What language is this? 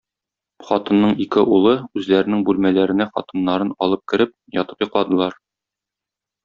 Tatar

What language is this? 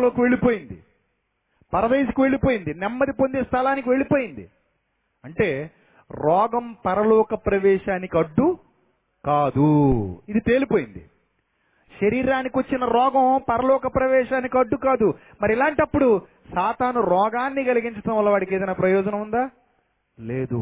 Telugu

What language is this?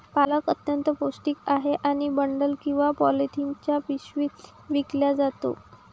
Marathi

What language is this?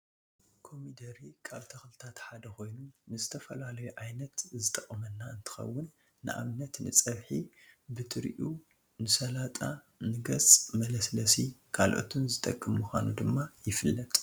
Tigrinya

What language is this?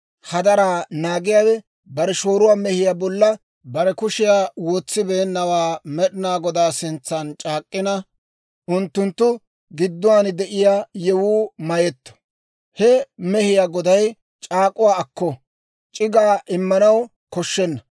Dawro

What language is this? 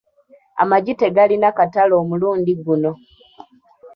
Ganda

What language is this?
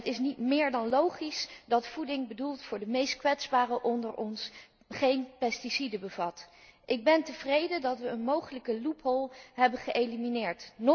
Dutch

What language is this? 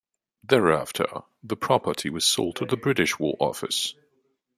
English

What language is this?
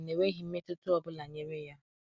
Igbo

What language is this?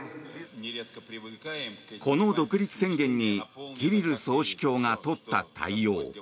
Japanese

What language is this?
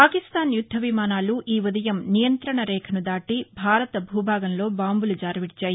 Telugu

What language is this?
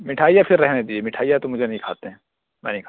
Urdu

